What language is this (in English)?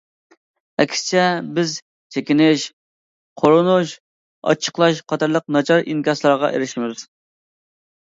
Uyghur